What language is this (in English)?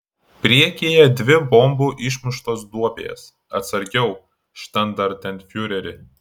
Lithuanian